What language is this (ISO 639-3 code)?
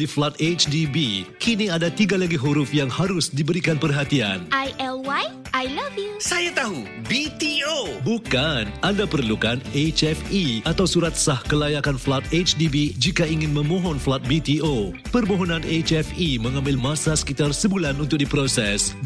msa